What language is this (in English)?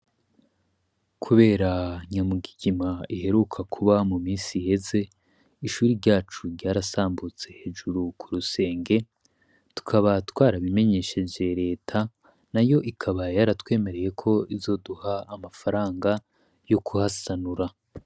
Rundi